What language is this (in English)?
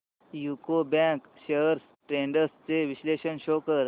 Marathi